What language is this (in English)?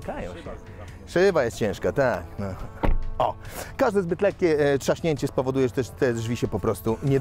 Polish